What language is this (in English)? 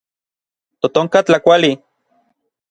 Orizaba Nahuatl